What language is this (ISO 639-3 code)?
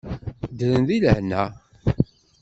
kab